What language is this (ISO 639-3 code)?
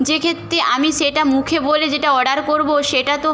ben